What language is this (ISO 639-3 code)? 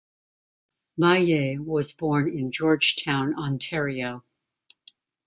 eng